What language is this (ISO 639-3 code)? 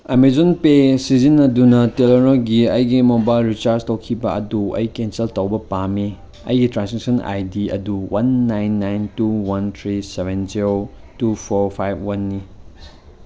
mni